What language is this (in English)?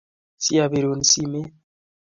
Kalenjin